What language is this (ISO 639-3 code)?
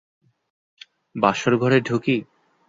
ben